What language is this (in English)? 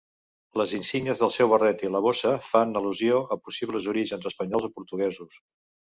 Catalan